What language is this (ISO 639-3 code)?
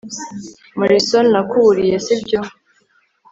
kin